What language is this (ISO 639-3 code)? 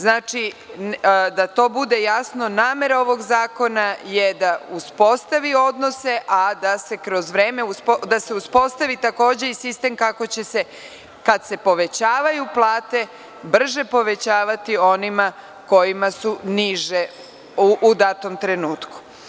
srp